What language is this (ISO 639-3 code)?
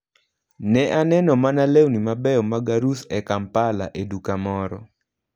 luo